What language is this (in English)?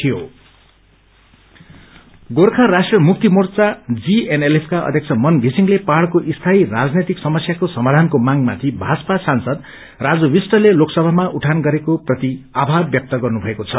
Nepali